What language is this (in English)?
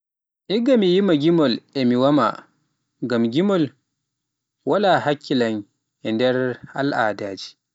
Pular